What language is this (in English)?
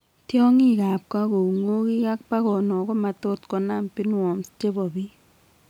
Kalenjin